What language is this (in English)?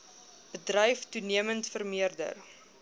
Afrikaans